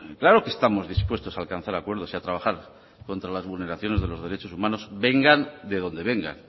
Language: Spanish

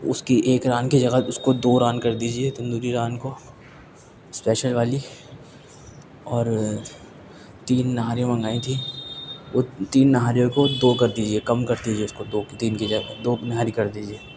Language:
Urdu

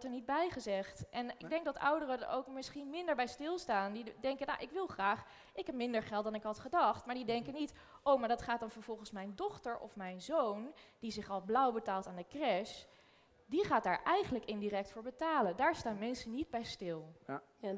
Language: Dutch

